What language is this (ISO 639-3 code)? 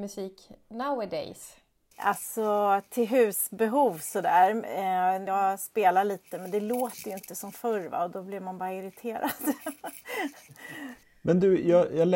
swe